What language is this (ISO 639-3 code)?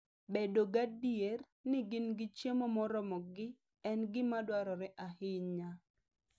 luo